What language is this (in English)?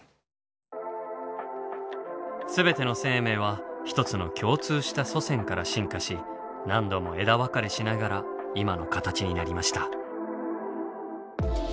Japanese